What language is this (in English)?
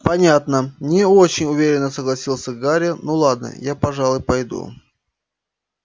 Russian